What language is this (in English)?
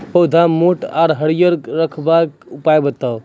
Maithili